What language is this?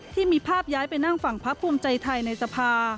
Thai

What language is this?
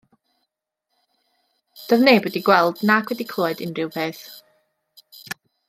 Welsh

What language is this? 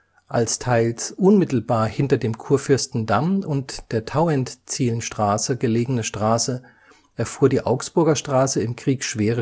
German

